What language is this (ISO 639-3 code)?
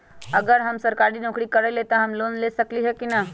mag